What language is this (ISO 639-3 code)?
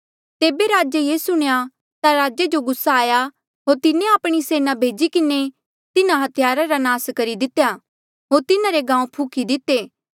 mjl